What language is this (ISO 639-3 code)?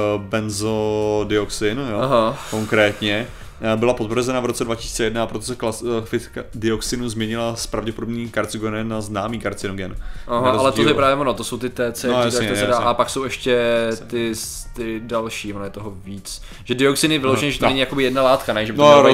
ces